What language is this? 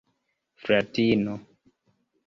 Esperanto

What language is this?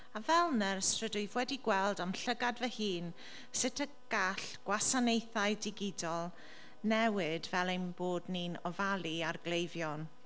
Welsh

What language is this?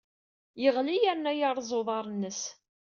Kabyle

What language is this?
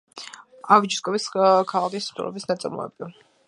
Georgian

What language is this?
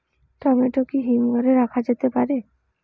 Bangla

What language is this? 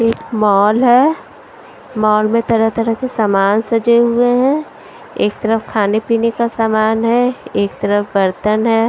Hindi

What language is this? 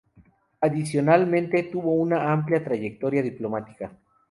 Spanish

